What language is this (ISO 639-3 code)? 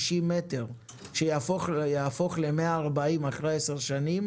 heb